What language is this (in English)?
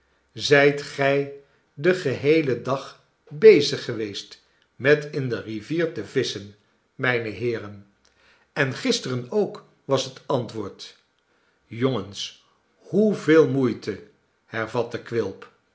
Dutch